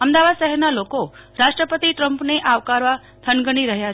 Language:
Gujarati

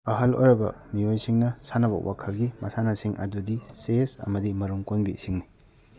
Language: Manipuri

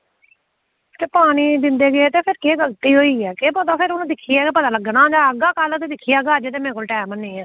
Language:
Dogri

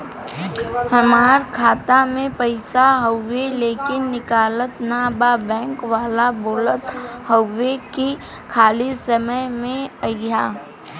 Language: Bhojpuri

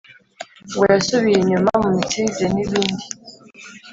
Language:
Kinyarwanda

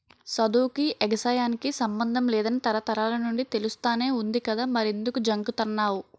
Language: Telugu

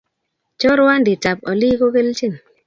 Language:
Kalenjin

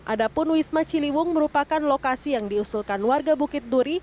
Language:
Indonesian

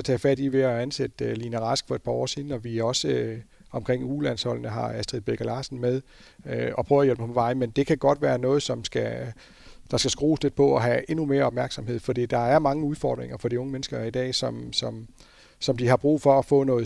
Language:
Danish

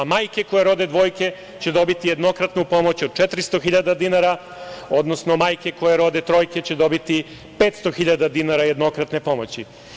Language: Serbian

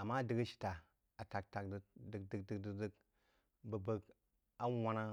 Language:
Jiba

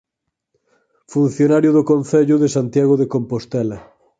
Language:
Galician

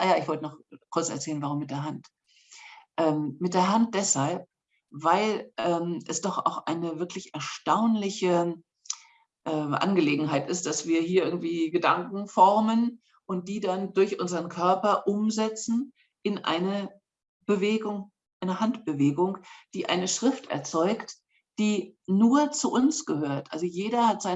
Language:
German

